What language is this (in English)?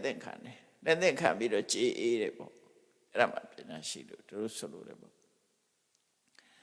Vietnamese